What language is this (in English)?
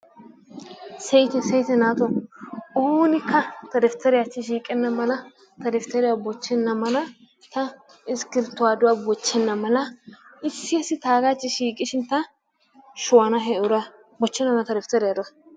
Wolaytta